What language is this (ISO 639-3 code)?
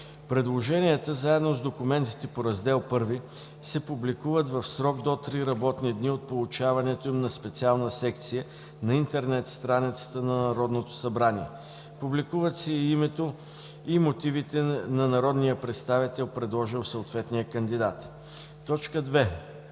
bul